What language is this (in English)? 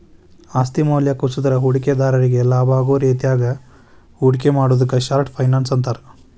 Kannada